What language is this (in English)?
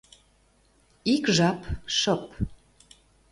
Mari